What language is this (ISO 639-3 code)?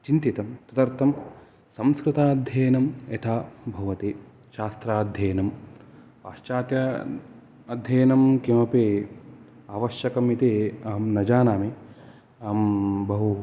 san